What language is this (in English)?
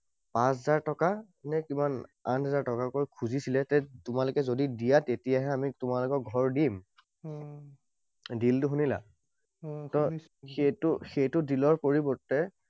Assamese